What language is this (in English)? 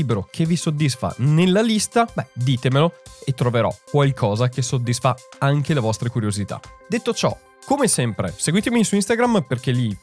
Italian